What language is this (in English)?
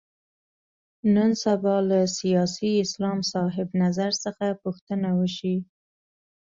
Pashto